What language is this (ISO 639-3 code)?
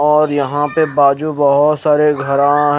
hin